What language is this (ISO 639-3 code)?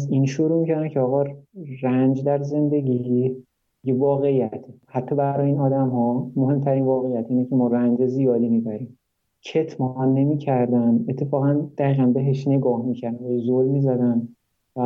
fas